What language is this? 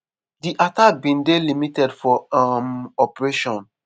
Nigerian Pidgin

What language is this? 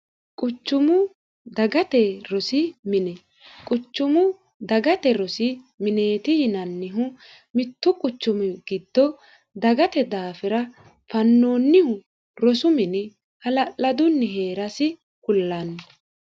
Sidamo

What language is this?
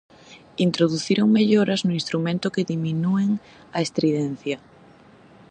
Galician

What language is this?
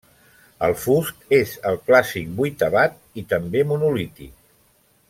Catalan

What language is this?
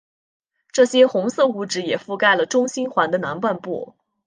Chinese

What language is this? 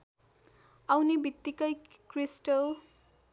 Nepali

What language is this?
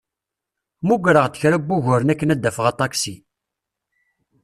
Kabyle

